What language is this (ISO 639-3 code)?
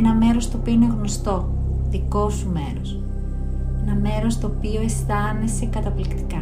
ell